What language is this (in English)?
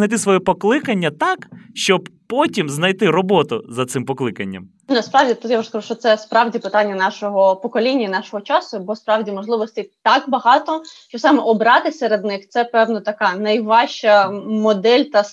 Ukrainian